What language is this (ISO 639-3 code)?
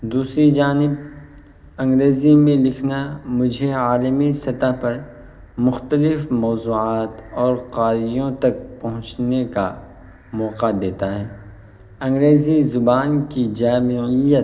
urd